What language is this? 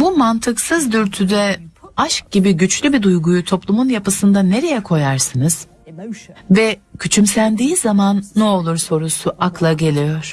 Turkish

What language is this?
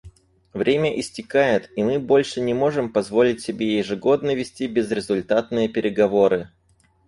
Russian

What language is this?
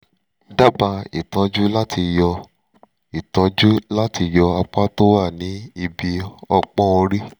Yoruba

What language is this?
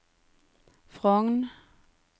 Norwegian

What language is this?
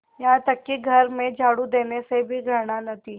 Hindi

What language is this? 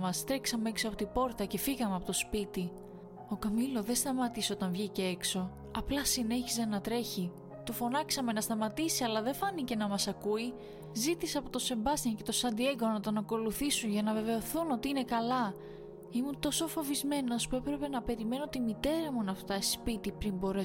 Greek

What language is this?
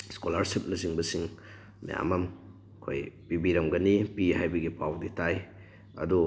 Manipuri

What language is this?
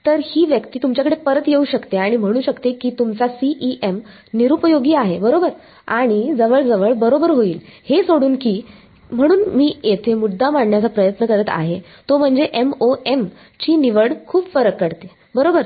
Marathi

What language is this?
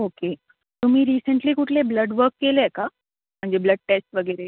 Marathi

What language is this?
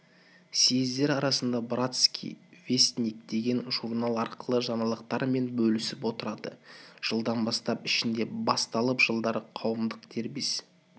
Kazakh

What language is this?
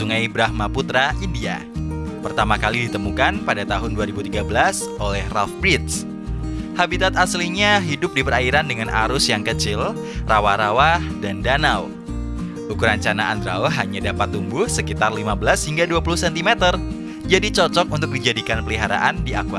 Indonesian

